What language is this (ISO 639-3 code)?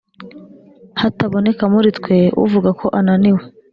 kin